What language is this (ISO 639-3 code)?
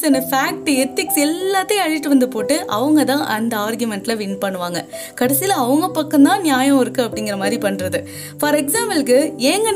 tam